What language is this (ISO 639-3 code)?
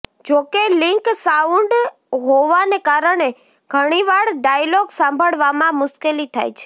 guj